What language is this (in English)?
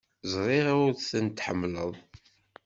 Kabyle